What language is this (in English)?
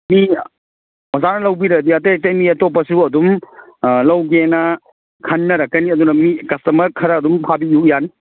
Manipuri